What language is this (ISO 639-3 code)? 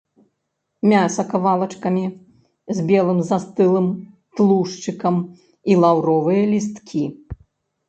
bel